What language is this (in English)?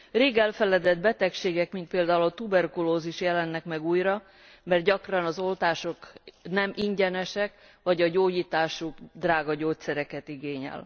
Hungarian